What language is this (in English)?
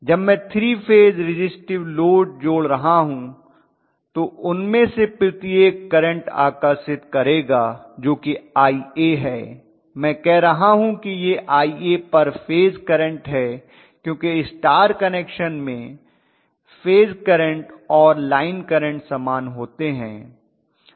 Hindi